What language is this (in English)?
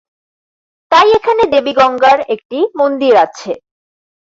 Bangla